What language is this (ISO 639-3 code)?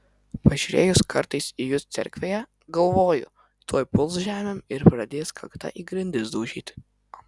lit